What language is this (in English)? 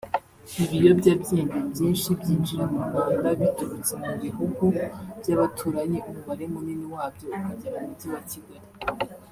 Kinyarwanda